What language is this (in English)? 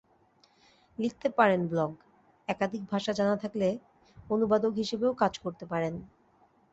Bangla